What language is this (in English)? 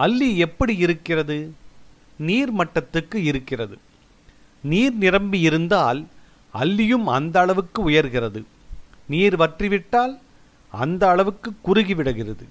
Tamil